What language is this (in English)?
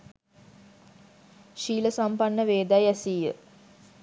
Sinhala